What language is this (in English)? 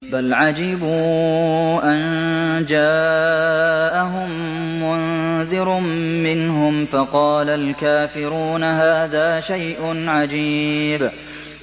Arabic